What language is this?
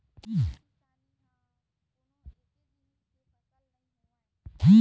Chhattisgarhi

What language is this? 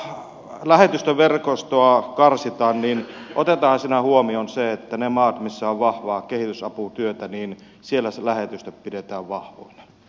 Finnish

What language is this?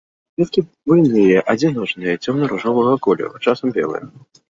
Belarusian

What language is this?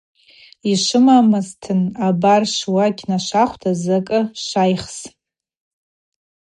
Abaza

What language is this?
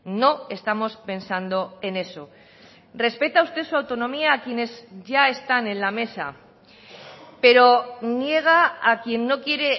Spanish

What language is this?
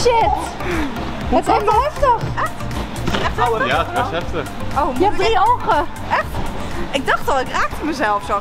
Dutch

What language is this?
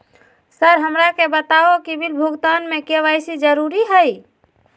Magahi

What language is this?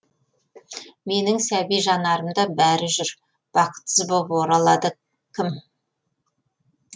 Kazakh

